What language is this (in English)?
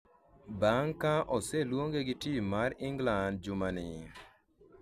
Luo (Kenya and Tanzania)